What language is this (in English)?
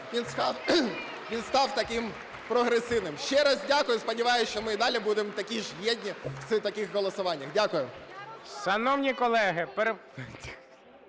Ukrainian